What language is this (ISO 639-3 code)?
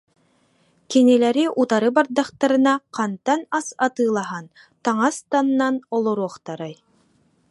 sah